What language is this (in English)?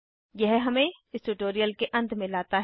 Hindi